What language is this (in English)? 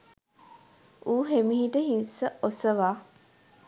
Sinhala